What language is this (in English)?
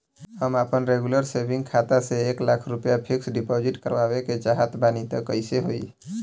Bhojpuri